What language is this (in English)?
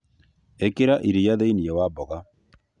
Kikuyu